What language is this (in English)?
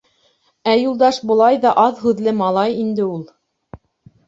Bashkir